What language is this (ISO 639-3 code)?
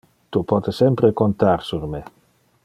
ina